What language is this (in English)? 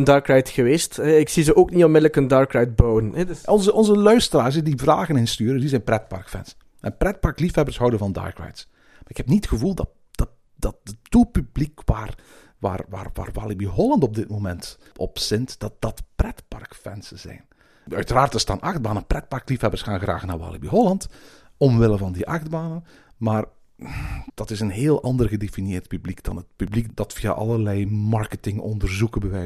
Dutch